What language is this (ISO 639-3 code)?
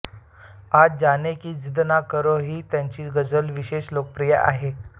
mar